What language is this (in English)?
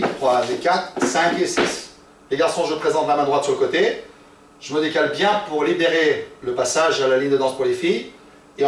French